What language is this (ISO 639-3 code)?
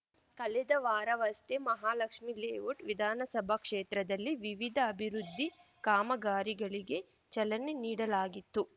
kan